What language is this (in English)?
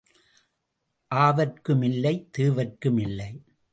Tamil